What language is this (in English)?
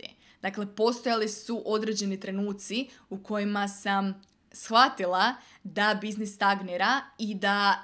Croatian